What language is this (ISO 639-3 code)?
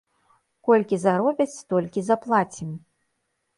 bel